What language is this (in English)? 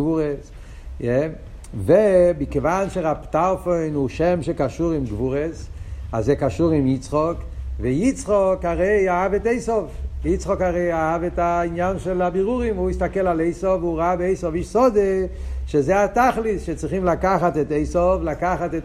Hebrew